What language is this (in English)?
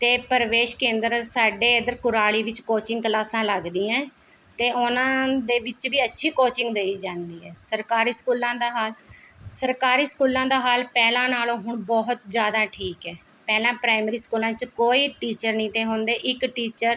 Punjabi